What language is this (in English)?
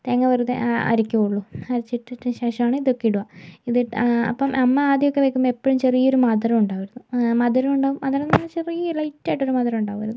Malayalam